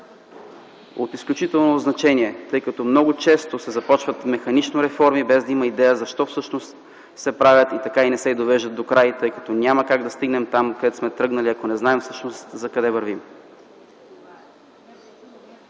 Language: Bulgarian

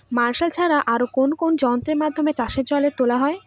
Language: Bangla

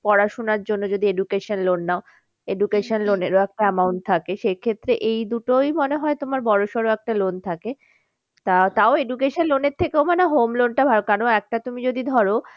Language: Bangla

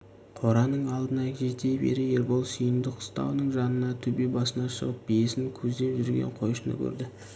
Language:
Kazakh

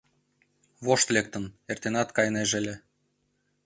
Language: Mari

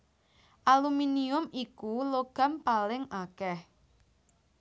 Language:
Javanese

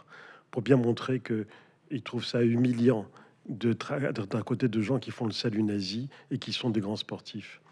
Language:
French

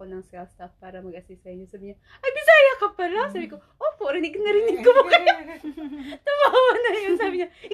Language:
Filipino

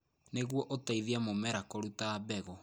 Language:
Kikuyu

